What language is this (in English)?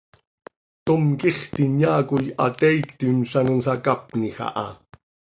Seri